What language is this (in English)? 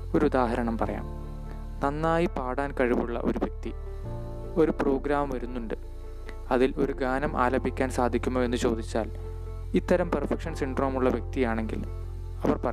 Malayalam